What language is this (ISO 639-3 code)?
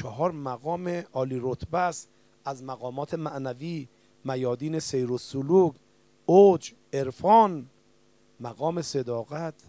fas